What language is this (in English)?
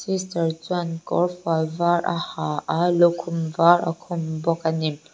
Mizo